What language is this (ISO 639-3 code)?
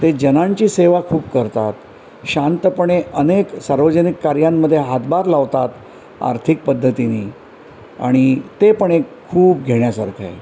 mar